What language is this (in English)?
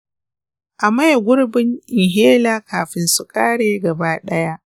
Hausa